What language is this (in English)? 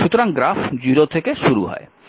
Bangla